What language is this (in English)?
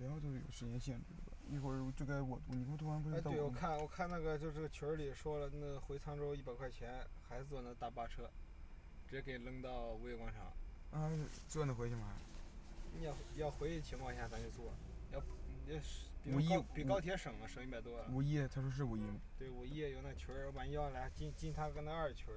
Chinese